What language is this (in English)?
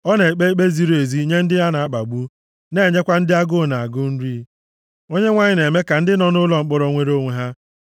Igbo